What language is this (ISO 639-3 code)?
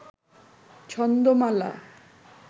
ben